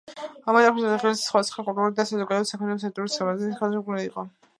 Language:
Georgian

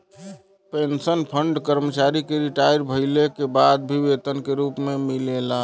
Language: Bhojpuri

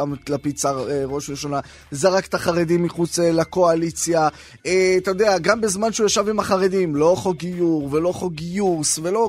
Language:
Hebrew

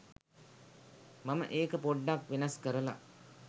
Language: Sinhala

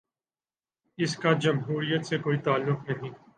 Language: Urdu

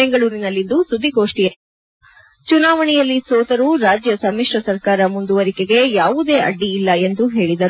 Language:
Kannada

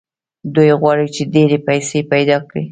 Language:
Pashto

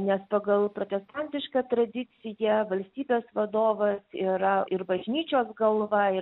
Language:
Lithuanian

